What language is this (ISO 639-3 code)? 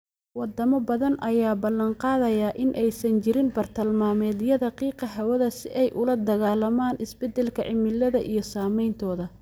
som